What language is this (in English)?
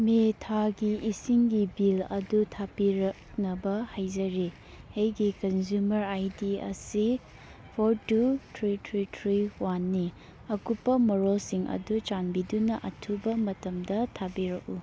Manipuri